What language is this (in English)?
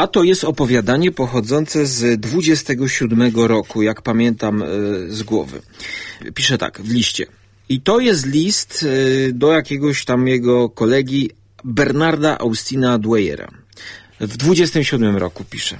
Polish